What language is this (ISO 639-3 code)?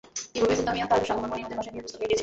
ben